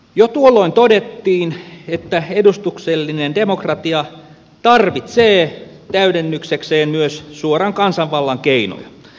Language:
Finnish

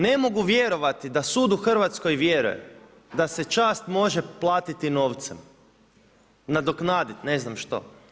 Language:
Croatian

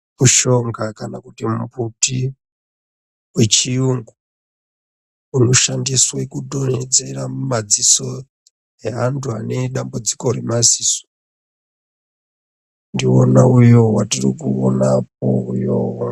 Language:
Ndau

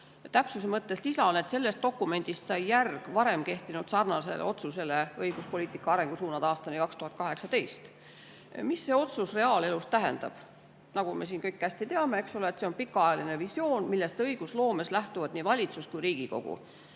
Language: Estonian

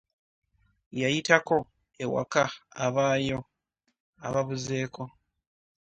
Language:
Ganda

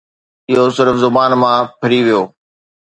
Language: Sindhi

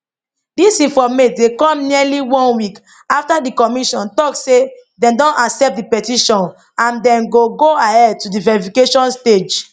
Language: Nigerian Pidgin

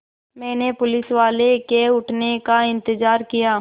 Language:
Hindi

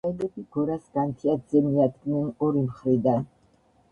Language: Georgian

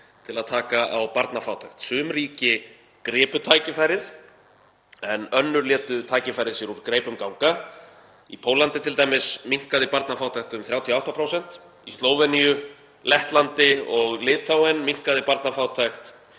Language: Icelandic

